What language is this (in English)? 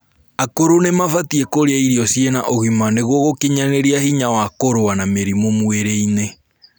Kikuyu